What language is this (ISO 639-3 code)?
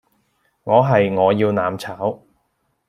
yue